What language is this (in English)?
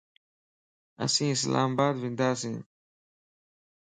Lasi